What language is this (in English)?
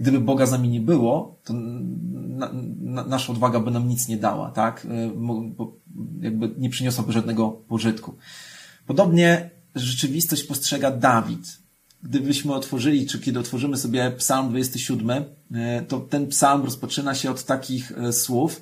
Polish